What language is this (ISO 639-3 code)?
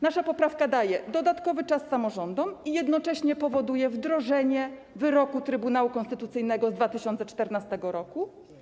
pol